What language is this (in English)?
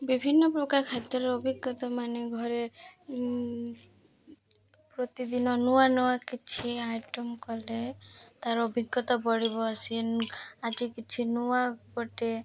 Odia